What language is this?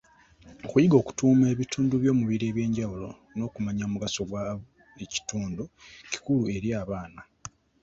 Ganda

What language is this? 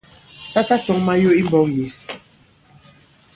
Bankon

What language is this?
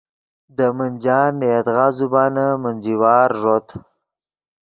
Yidgha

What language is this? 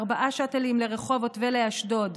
Hebrew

